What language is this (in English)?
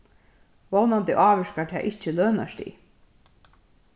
Faroese